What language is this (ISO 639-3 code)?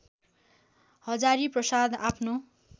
nep